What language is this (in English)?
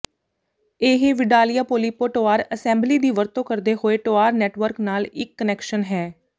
Punjabi